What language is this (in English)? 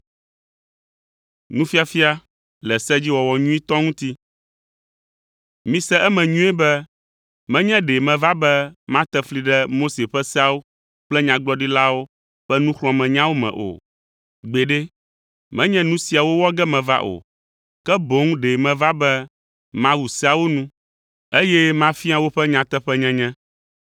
Ewe